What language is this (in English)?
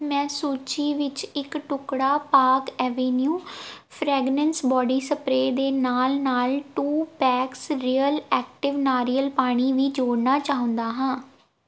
Punjabi